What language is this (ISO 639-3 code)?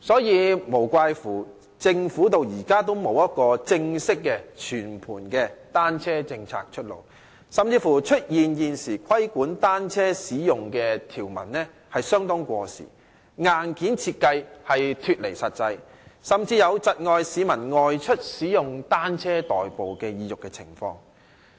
yue